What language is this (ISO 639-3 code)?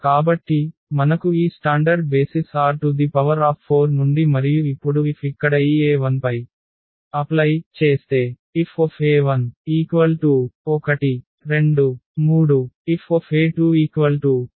tel